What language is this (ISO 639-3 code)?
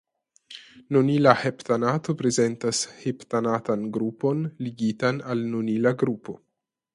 epo